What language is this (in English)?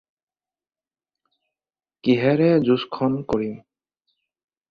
Assamese